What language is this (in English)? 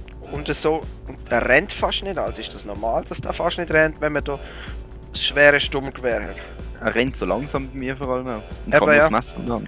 German